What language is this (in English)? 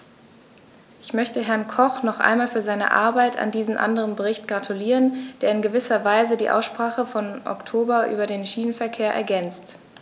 German